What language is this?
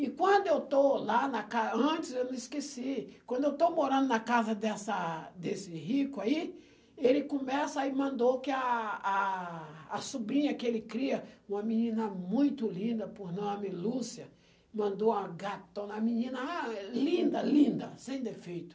Portuguese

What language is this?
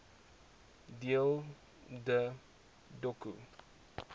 Afrikaans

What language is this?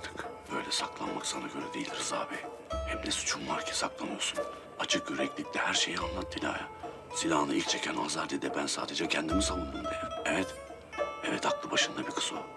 Turkish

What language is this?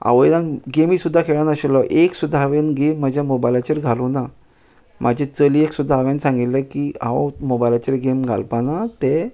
Konkani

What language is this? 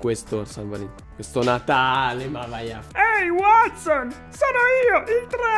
Italian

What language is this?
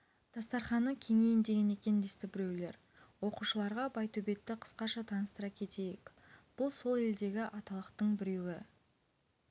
Kazakh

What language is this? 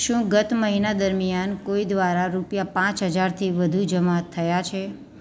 Gujarati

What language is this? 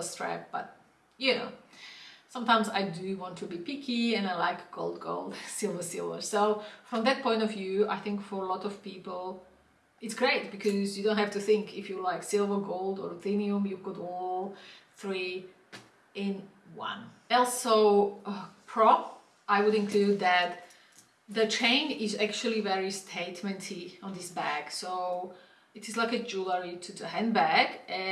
English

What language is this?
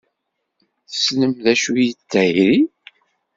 Kabyle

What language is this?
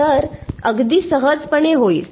Marathi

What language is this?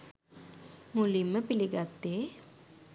Sinhala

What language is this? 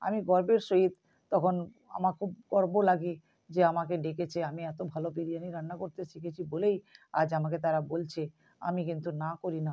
Bangla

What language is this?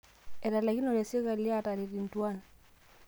Masai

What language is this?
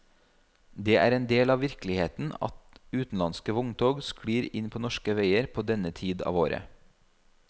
Norwegian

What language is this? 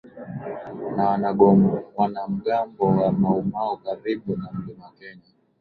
Swahili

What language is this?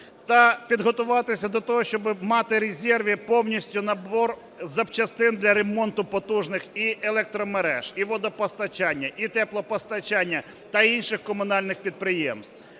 Ukrainian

